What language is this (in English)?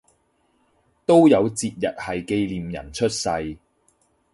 Cantonese